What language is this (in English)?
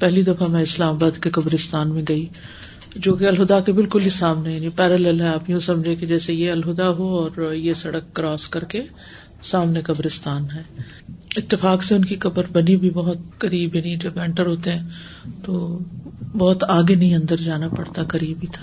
Urdu